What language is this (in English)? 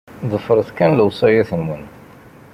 Kabyle